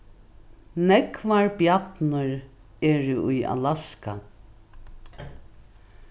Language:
Faroese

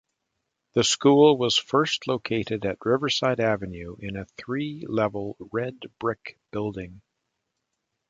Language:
English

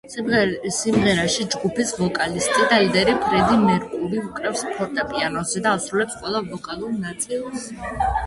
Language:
Georgian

